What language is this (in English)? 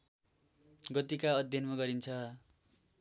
Nepali